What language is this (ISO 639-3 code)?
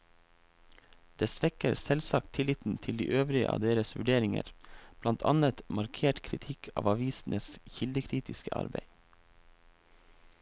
nor